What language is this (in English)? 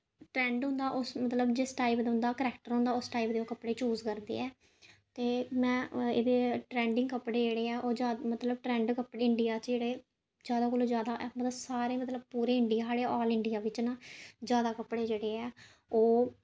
Dogri